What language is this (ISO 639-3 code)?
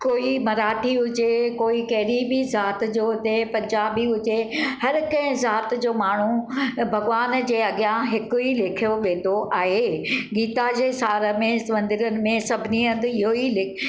snd